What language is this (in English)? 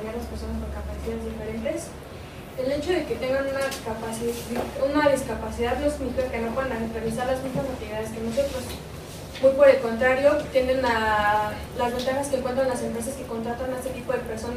Spanish